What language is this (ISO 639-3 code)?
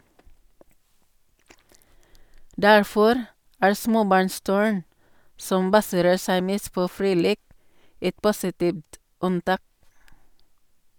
nor